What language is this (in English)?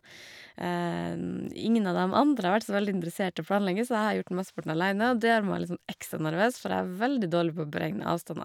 Norwegian